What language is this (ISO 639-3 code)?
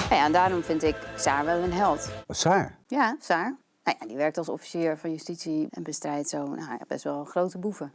nld